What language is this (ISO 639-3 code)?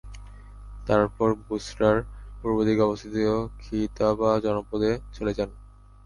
ben